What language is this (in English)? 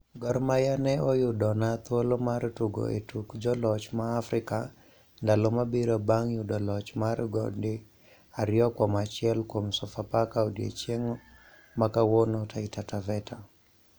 Luo (Kenya and Tanzania)